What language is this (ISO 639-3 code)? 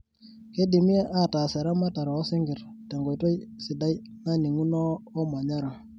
mas